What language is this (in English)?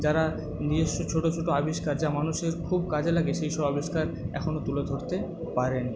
Bangla